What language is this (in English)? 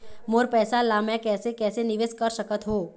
Chhattisgarhi